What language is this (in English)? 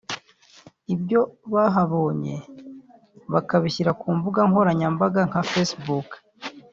Kinyarwanda